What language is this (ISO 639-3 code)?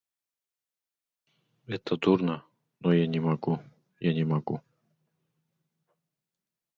rus